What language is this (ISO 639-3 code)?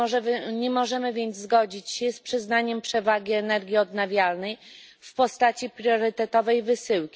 pol